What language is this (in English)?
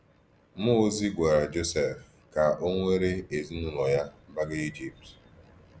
Igbo